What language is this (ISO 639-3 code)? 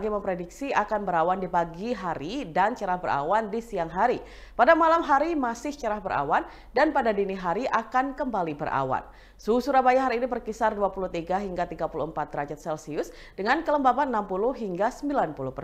ind